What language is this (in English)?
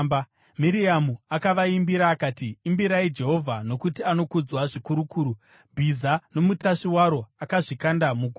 Shona